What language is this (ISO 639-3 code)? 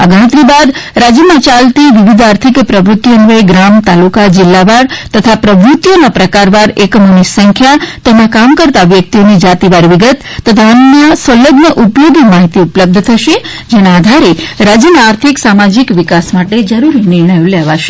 guj